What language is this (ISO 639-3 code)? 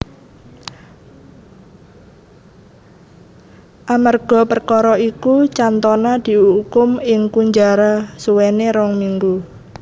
jav